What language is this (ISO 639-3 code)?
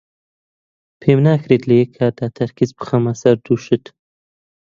ckb